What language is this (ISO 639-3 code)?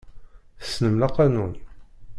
kab